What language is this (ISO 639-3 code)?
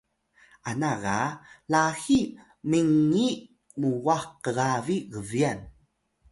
tay